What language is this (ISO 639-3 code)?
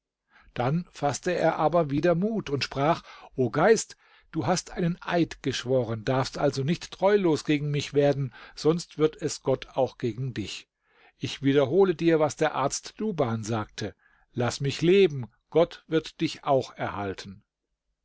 deu